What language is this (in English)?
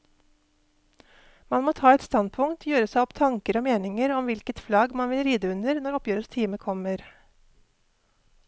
Norwegian